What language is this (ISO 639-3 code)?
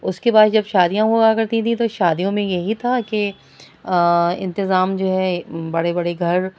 urd